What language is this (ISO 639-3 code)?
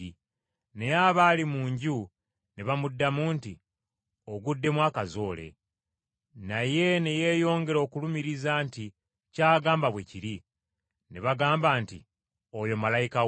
lug